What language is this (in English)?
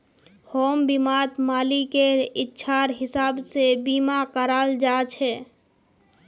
Magahi